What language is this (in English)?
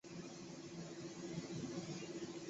Chinese